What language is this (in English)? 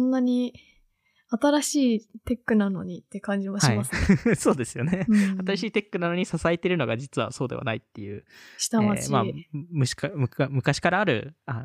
Japanese